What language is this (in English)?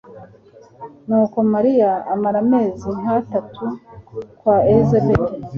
Kinyarwanda